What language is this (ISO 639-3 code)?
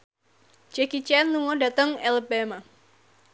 jav